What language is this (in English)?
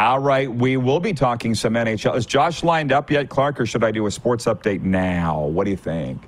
English